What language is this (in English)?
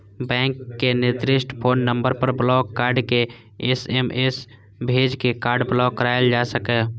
Maithili